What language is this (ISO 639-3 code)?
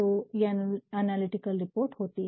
hin